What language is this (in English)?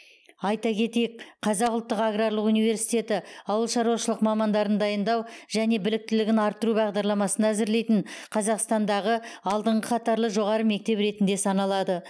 Kazakh